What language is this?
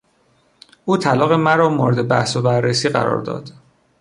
Persian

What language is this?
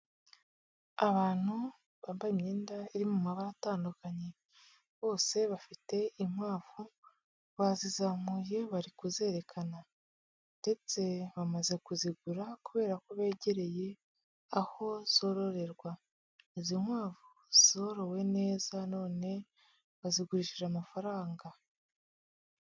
Kinyarwanda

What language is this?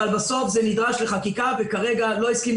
Hebrew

